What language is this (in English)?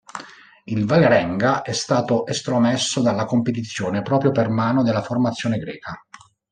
Italian